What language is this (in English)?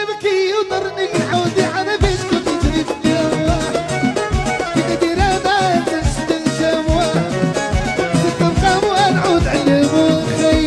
Arabic